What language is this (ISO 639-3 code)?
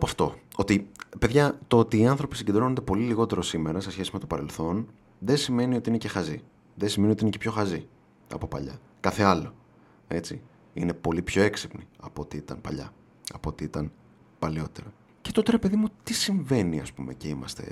ell